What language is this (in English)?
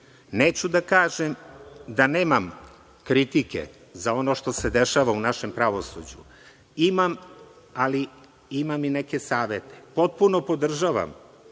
Serbian